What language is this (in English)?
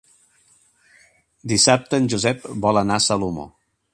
Catalan